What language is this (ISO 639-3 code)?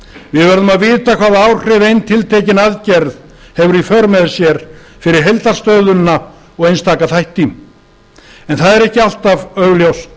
isl